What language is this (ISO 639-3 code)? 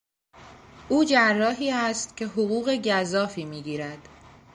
fas